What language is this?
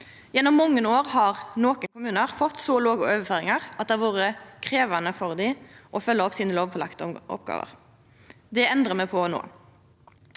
Norwegian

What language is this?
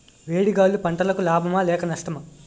Telugu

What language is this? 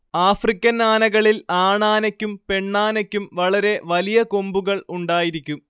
Malayalam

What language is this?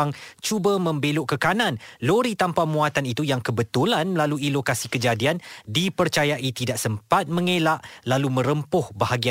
Malay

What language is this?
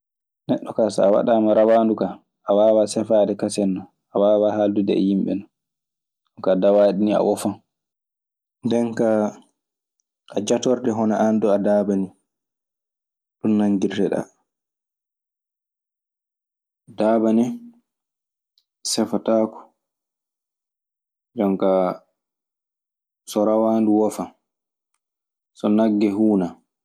Maasina Fulfulde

